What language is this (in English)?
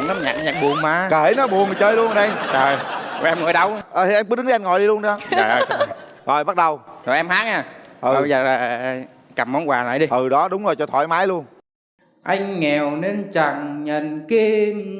Vietnamese